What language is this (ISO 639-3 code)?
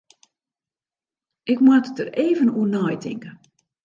fry